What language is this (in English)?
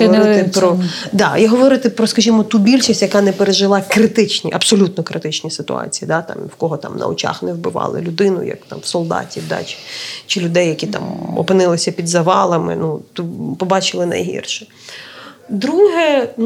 Ukrainian